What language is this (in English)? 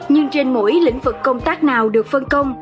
Vietnamese